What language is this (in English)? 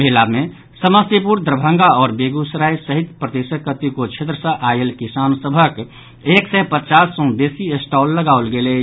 Maithili